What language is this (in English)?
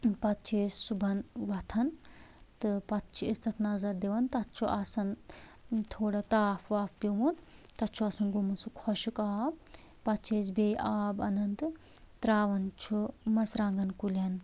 Kashmiri